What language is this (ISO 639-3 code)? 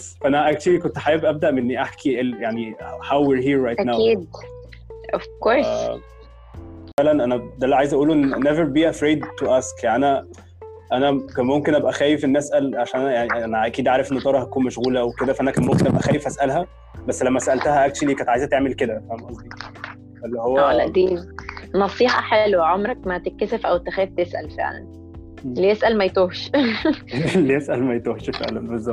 ara